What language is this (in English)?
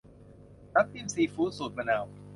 Thai